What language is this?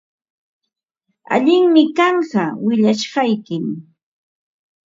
Ambo-Pasco Quechua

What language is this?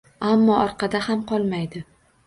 Uzbek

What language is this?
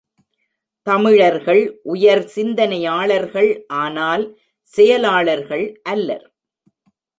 Tamil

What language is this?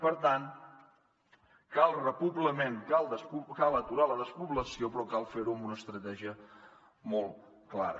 Catalan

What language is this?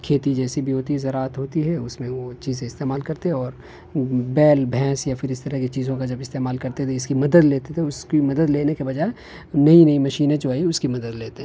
Urdu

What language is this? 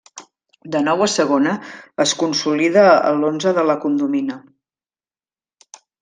Catalan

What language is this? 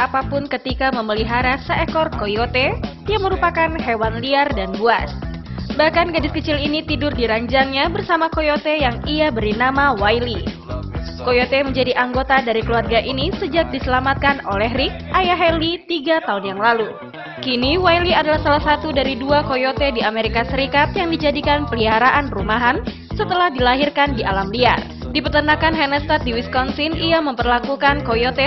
Indonesian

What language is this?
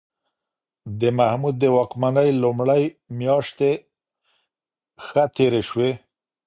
Pashto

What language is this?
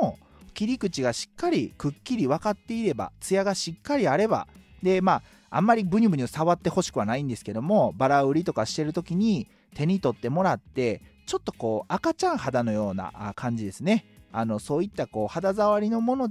Japanese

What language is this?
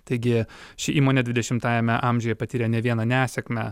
Lithuanian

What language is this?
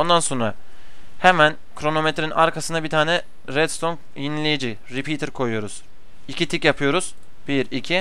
Turkish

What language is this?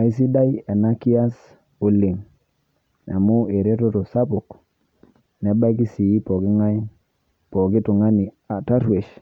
Masai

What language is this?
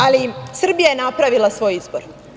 Serbian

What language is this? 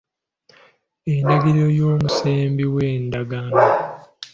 Ganda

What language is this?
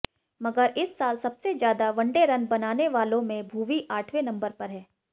Hindi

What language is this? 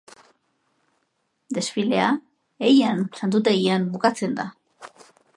Basque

